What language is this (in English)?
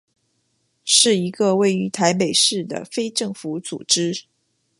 Chinese